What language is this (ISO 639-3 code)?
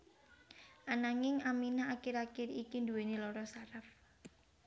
jav